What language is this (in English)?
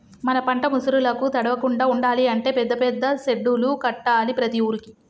Telugu